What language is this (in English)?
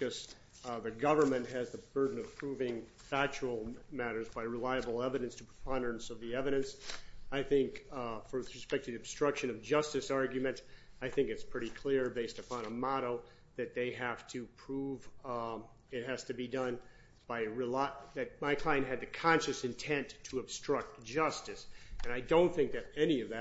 English